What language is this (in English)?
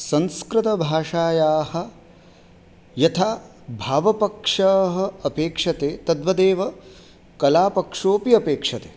Sanskrit